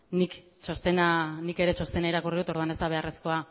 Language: Basque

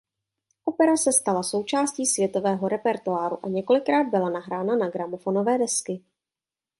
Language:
Czech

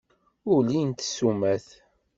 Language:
Kabyle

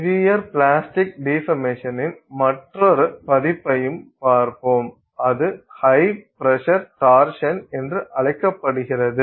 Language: Tamil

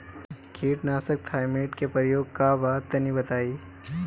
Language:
Bhojpuri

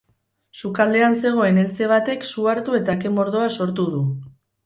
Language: Basque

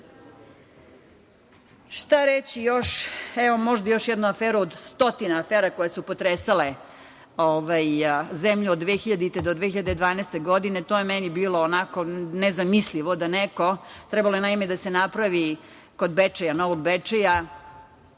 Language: Serbian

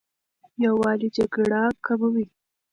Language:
Pashto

